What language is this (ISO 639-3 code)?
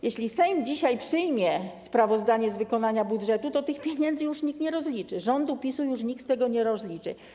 pol